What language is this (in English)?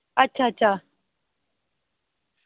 Dogri